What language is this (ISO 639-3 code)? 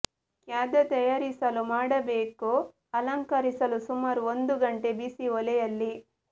kan